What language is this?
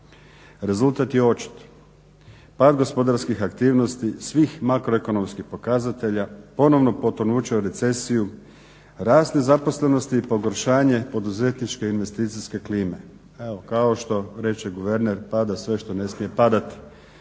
Croatian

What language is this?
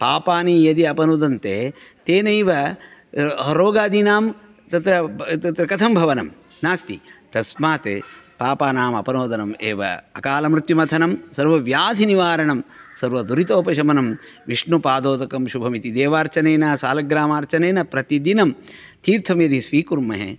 Sanskrit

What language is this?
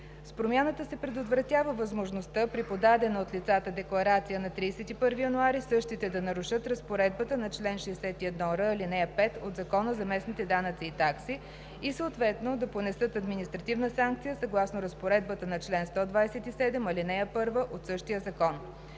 Bulgarian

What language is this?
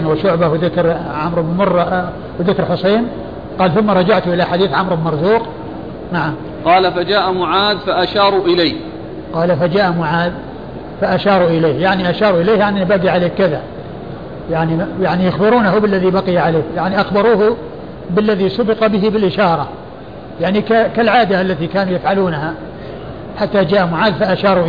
Arabic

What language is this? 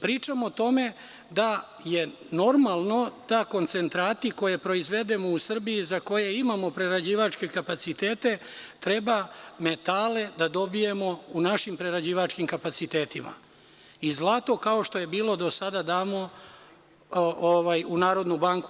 Serbian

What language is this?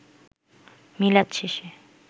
Bangla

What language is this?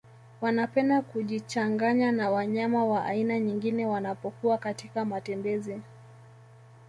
Swahili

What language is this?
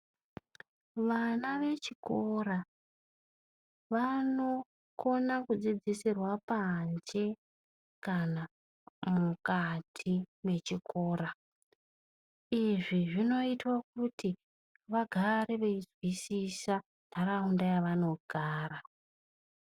Ndau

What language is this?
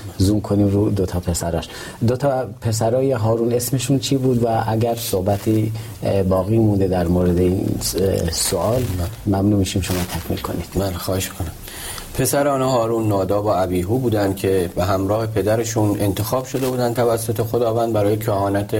Persian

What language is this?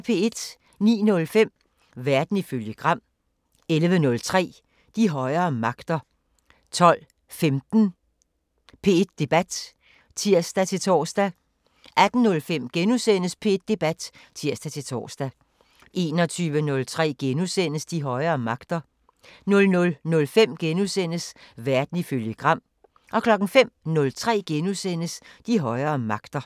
Danish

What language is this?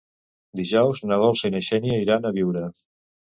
Catalan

